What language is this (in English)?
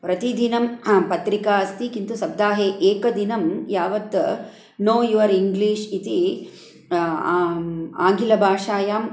Sanskrit